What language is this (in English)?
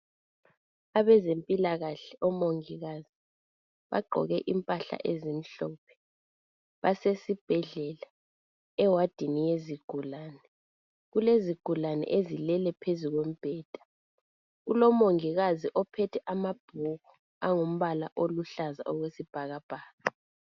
North Ndebele